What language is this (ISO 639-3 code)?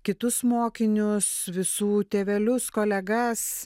lit